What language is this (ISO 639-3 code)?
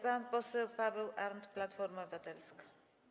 pol